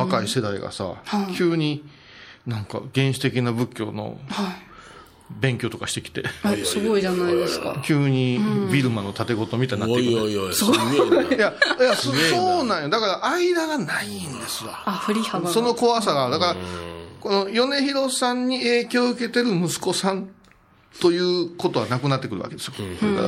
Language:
Japanese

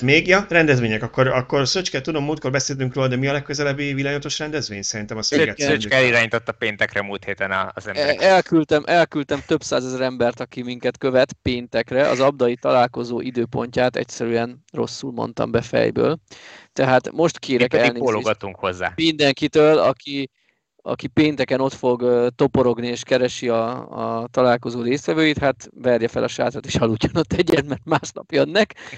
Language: Hungarian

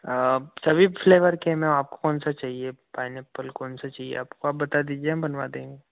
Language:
Hindi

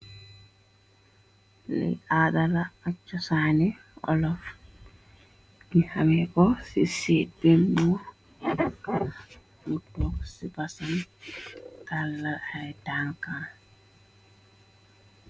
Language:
Wolof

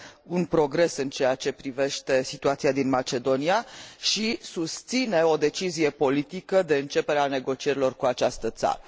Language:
Romanian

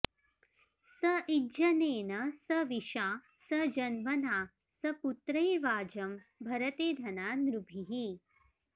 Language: Sanskrit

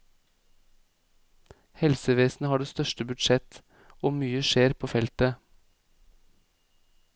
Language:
Norwegian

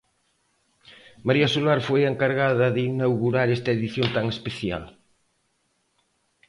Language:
Galician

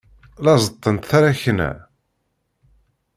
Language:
Kabyle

